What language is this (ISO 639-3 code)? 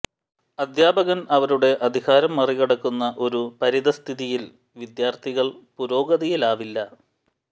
mal